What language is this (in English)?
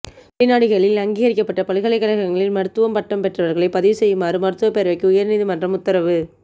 Tamil